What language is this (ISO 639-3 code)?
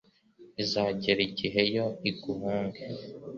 kin